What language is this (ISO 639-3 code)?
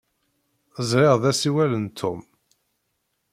kab